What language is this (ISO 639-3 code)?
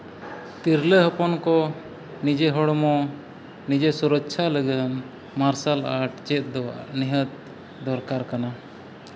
sat